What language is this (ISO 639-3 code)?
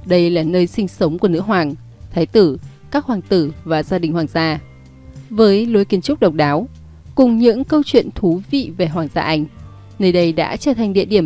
vie